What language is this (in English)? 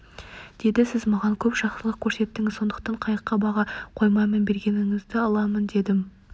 Kazakh